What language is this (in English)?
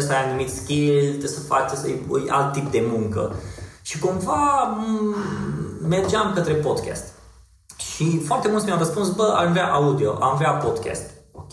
Romanian